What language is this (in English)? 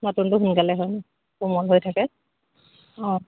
Assamese